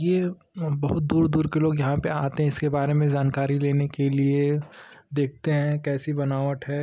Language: Hindi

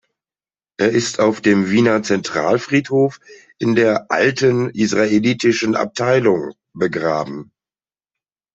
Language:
German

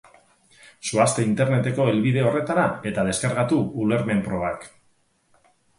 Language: Basque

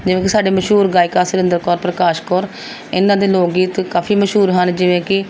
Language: Punjabi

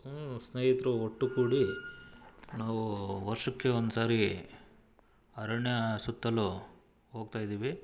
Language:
Kannada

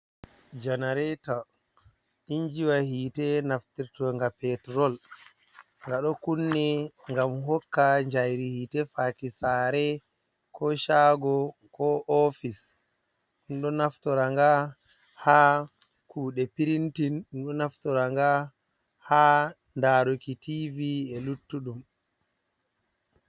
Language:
Fula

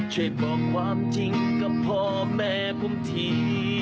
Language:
Thai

